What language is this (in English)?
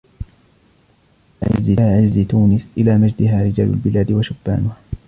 Arabic